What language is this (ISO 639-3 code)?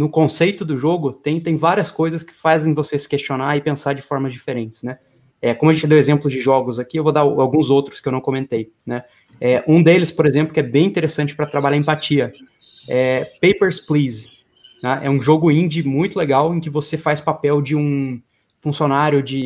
por